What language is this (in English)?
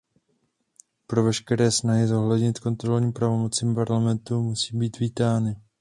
Czech